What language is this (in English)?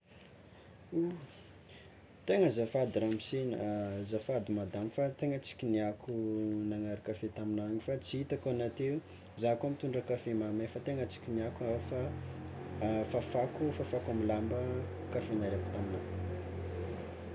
Tsimihety Malagasy